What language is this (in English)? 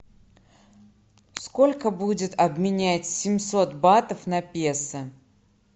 Russian